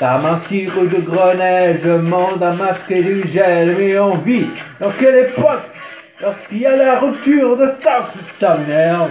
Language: French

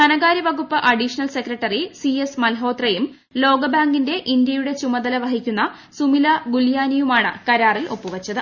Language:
Malayalam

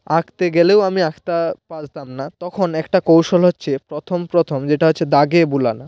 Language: Bangla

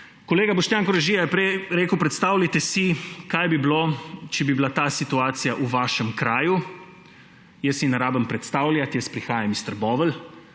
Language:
Slovenian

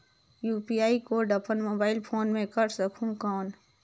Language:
Chhattisgarhi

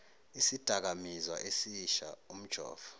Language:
Zulu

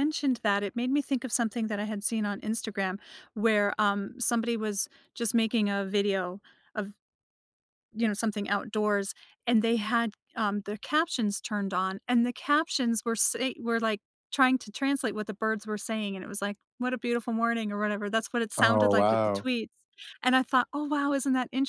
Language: English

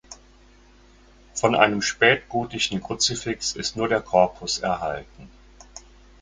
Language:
German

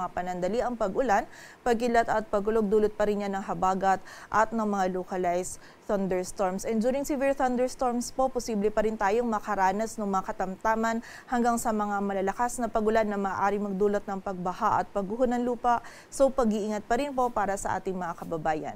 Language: Filipino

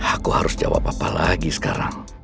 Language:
Indonesian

